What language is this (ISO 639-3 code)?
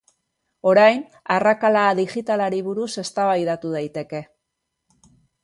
eus